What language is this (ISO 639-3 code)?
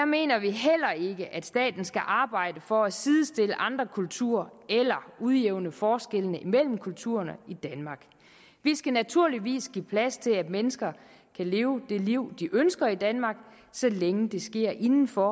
dan